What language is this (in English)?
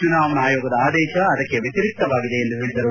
Kannada